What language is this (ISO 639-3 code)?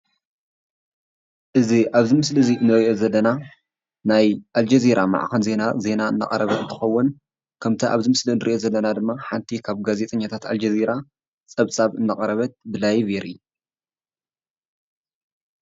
tir